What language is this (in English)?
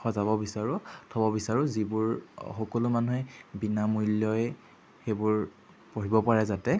Assamese